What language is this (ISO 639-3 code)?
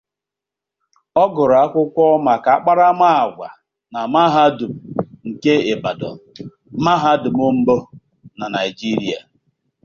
ibo